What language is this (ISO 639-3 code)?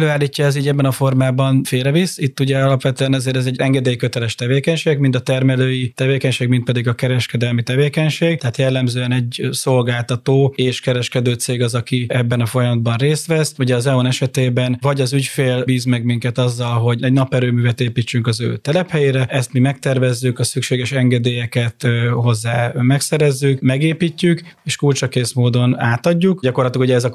hun